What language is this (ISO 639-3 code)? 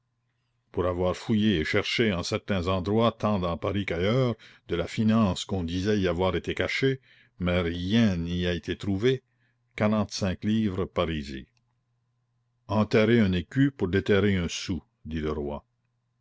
fra